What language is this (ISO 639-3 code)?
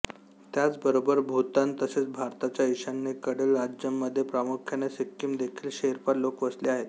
mar